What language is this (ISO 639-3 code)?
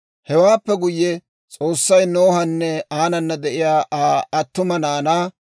dwr